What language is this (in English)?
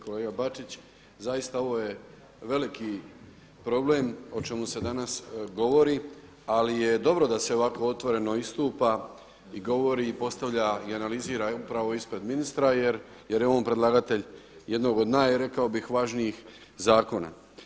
Croatian